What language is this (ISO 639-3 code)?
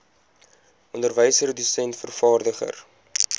afr